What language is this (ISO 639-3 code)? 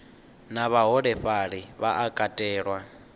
ven